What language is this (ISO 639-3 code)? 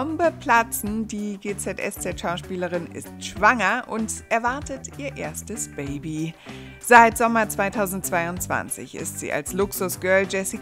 deu